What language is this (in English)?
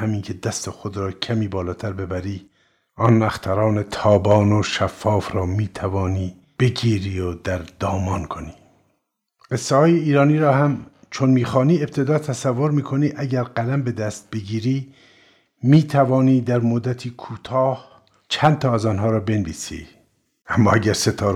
Persian